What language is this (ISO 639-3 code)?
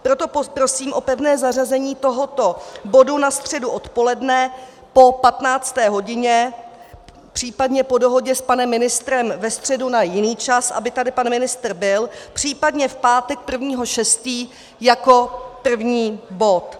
ces